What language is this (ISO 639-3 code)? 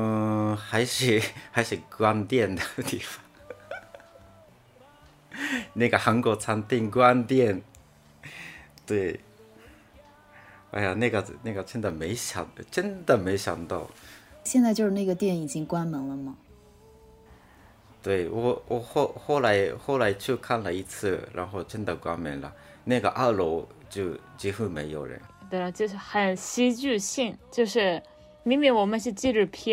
zho